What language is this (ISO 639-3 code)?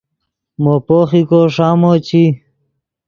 ydg